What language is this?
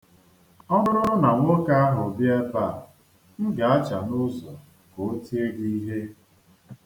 Igbo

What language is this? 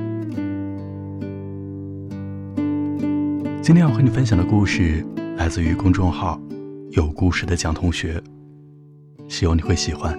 Chinese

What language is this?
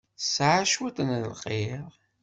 Kabyle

